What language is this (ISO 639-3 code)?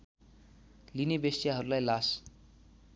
nep